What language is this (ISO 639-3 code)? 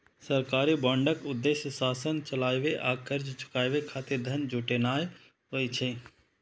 mai